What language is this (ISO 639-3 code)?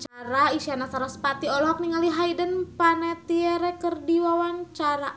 sun